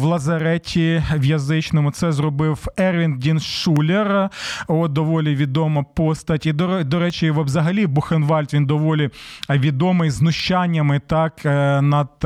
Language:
Ukrainian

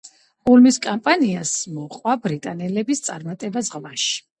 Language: Georgian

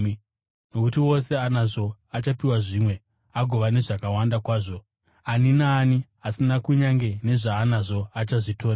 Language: Shona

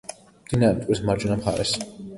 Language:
Georgian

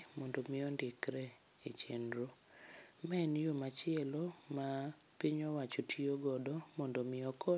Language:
Luo (Kenya and Tanzania)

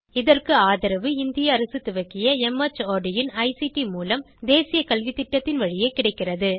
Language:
Tamil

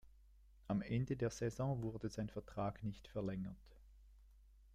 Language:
German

